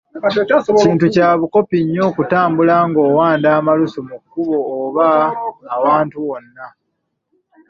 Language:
Ganda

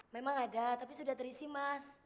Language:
Indonesian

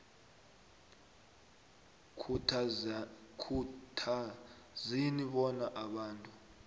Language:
South Ndebele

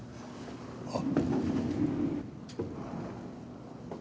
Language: Japanese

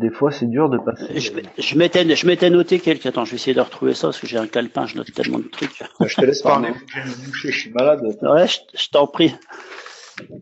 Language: French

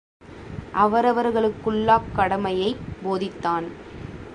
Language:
Tamil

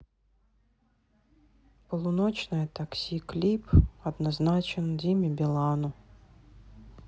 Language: Russian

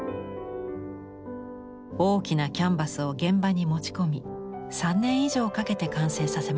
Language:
Japanese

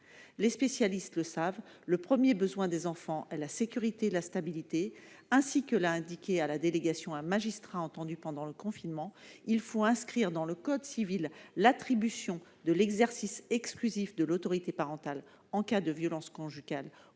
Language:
French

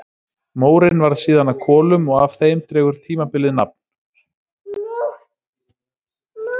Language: Icelandic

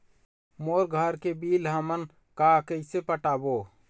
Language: Chhattisgarhi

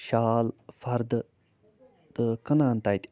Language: Kashmiri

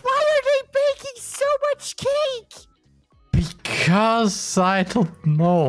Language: German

